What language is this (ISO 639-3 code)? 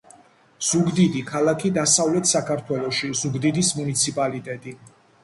kat